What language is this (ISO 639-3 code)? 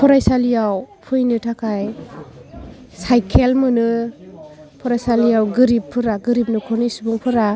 brx